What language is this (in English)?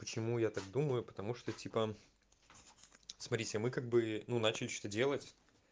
Russian